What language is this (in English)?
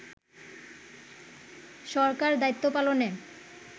Bangla